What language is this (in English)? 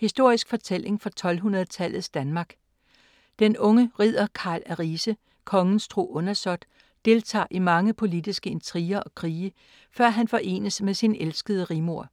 Danish